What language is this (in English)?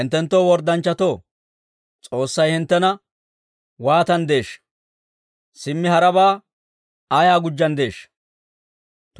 Dawro